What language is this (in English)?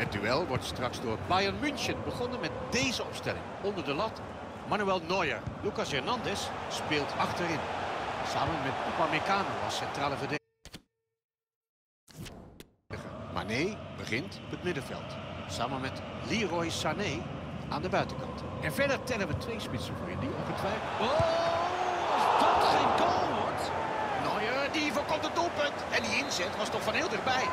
Dutch